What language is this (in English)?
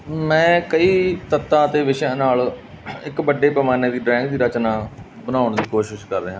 Punjabi